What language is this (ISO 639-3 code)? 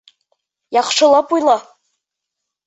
bak